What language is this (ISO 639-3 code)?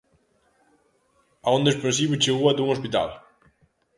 glg